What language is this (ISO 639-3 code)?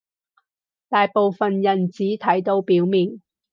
yue